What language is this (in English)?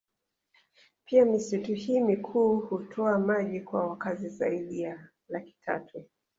Swahili